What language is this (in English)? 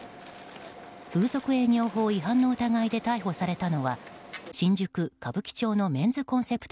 Japanese